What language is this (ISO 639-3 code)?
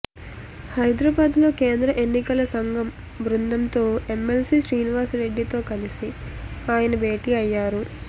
tel